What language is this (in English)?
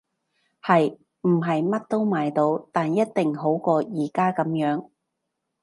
Cantonese